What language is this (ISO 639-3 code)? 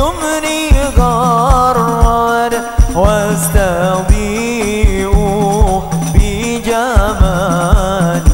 ara